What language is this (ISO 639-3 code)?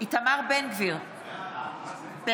heb